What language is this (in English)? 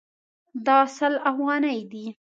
Pashto